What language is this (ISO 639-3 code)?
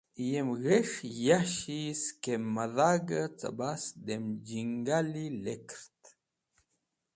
wbl